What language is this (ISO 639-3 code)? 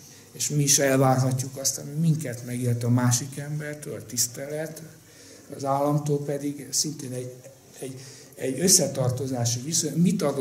hun